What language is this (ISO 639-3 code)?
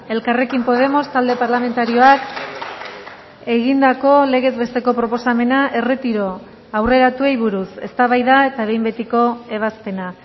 eus